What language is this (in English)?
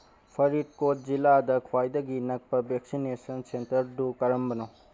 Manipuri